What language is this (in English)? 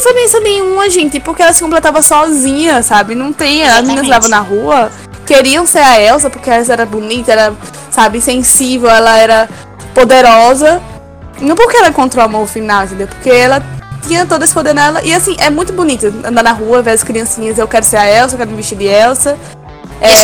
Portuguese